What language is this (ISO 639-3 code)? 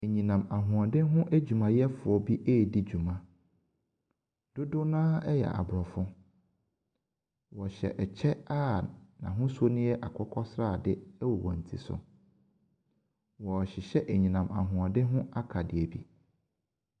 aka